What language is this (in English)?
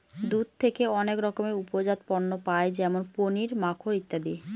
Bangla